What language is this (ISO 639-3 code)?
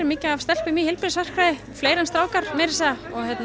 isl